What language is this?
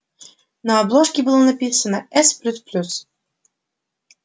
Russian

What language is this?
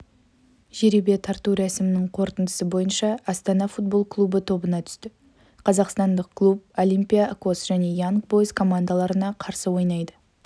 Kazakh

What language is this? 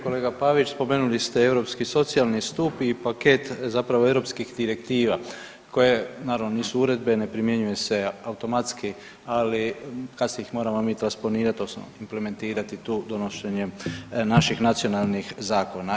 Croatian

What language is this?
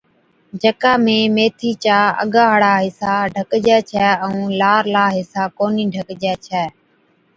Od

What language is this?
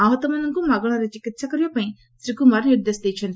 Odia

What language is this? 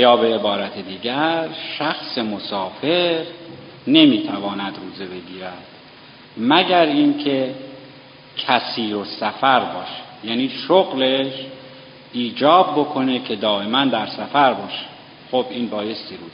Persian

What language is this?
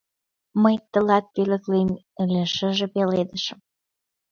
Mari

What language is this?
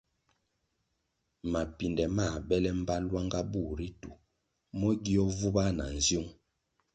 Kwasio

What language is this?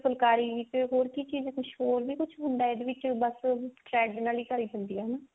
Punjabi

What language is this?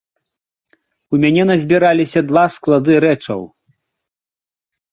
Belarusian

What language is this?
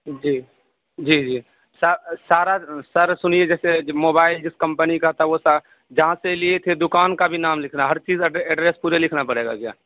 Urdu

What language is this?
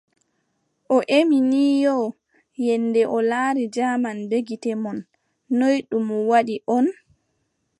Adamawa Fulfulde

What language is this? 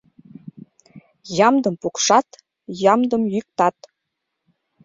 Mari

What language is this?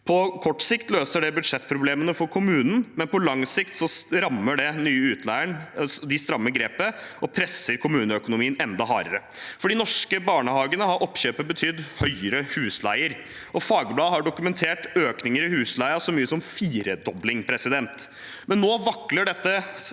Norwegian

